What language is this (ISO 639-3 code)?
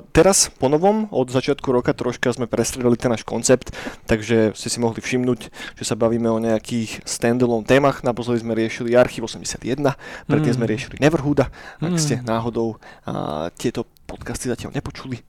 slk